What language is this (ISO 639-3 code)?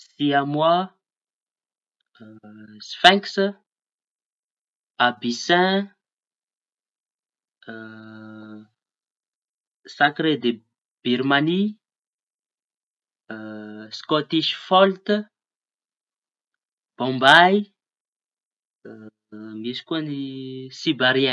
txy